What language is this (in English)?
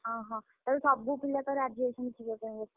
Odia